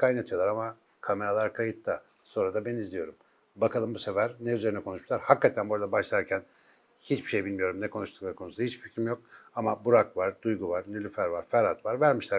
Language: Turkish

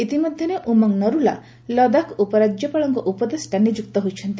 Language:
Odia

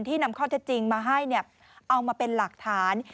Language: Thai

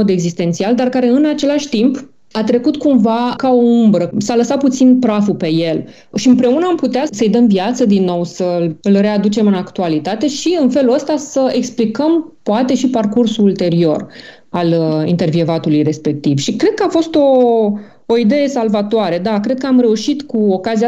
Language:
Romanian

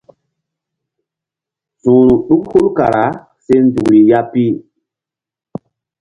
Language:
Mbum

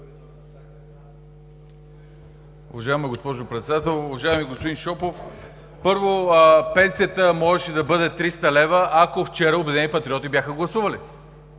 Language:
Bulgarian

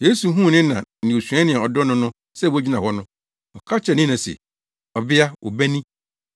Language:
Akan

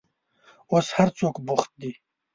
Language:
Pashto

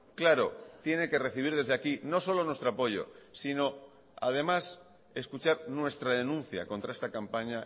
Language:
Spanish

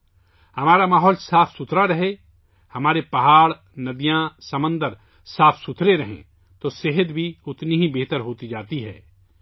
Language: Urdu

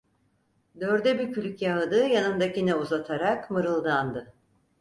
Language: Turkish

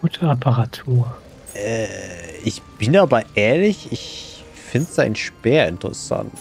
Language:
German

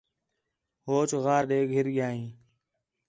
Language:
Khetrani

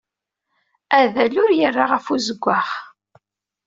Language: Kabyle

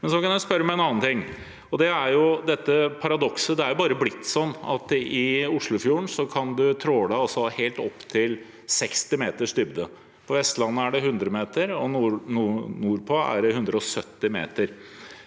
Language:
Norwegian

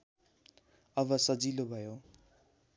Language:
Nepali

